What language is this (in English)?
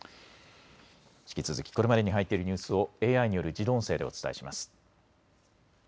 Japanese